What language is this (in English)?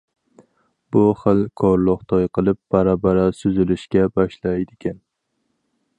Uyghur